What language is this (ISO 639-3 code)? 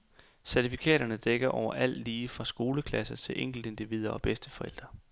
dan